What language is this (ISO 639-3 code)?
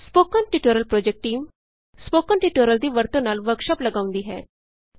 pan